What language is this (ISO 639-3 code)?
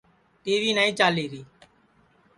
ssi